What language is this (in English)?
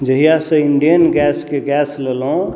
Maithili